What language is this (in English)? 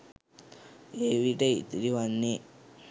Sinhala